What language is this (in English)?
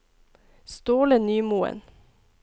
Norwegian